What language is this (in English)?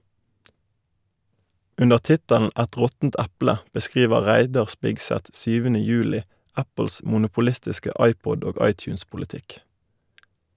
Norwegian